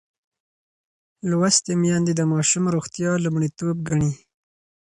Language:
Pashto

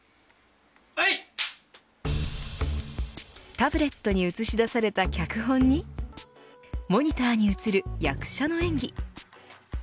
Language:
Japanese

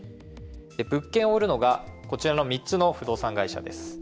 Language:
Japanese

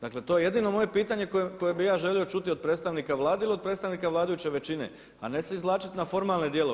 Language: Croatian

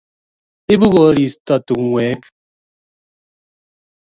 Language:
Kalenjin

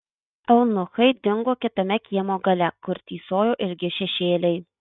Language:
Lithuanian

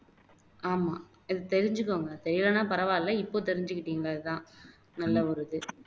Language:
Tamil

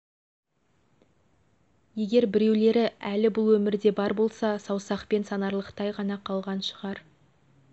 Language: Kazakh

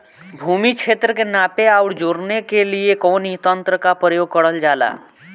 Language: Bhojpuri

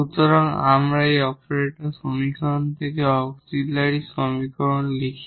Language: Bangla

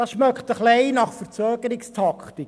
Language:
Swiss German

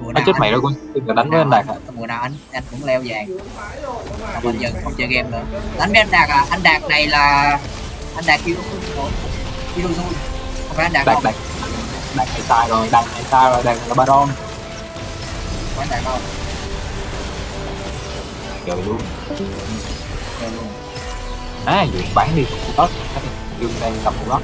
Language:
Vietnamese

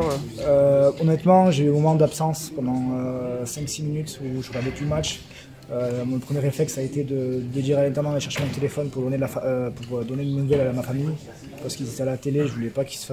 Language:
French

